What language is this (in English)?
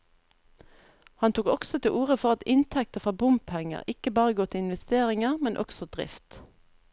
Norwegian